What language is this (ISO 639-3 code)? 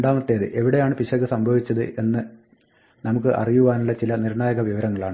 mal